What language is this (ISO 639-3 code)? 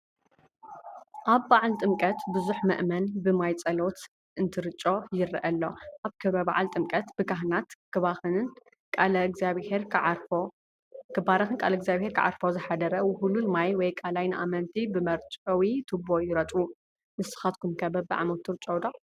tir